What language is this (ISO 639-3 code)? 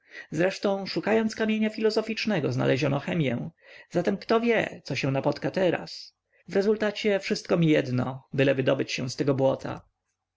pol